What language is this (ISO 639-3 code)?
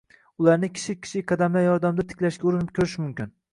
uzb